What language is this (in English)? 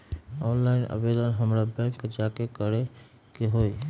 Magahi